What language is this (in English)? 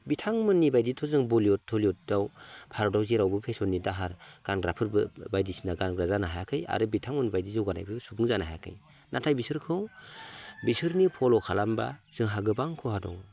Bodo